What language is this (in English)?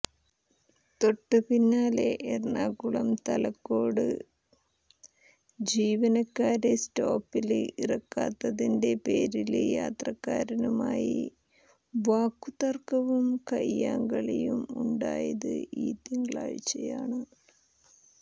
Malayalam